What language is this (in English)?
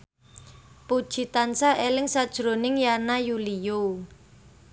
Javanese